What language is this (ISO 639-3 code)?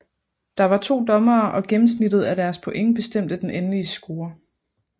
dan